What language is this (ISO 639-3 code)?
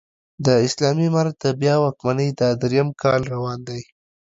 pus